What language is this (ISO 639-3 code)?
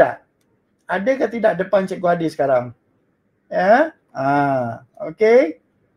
msa